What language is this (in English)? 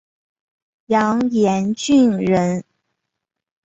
Chinese